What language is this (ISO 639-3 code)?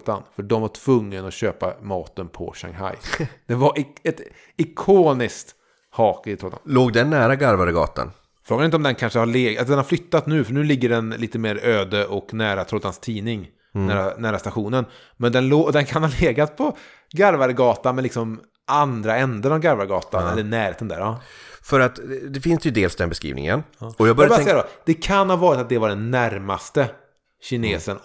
swe